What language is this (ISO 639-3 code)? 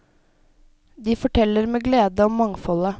nor